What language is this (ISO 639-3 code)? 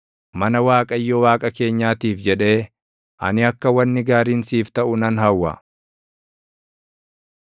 orm